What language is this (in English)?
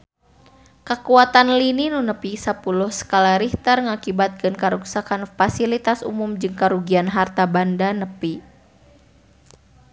Sundanese